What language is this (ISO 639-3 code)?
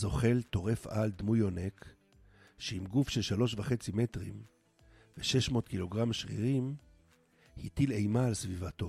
heb